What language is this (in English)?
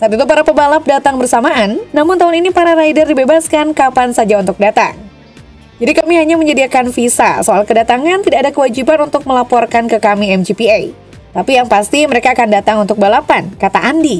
Indonesian